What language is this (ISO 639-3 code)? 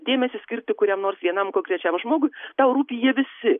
lit